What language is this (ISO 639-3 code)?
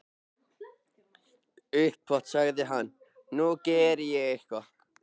isl